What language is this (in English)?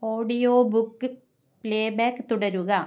Malayalam